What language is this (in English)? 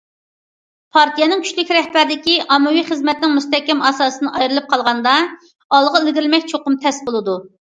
Uyghur